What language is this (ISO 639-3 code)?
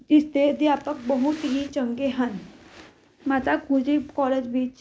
pan